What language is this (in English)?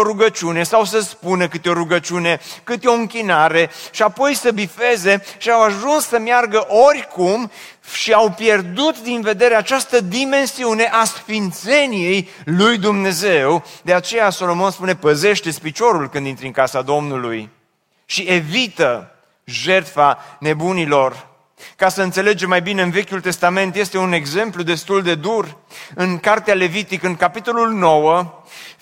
Romanian